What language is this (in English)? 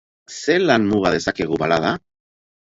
Basque